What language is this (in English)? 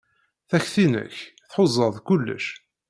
Kabyle